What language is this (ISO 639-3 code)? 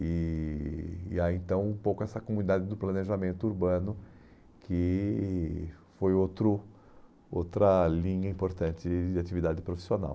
por